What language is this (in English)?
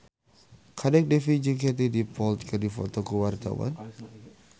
Sundanese